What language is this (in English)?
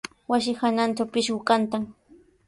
Sihuas Ancash Quechua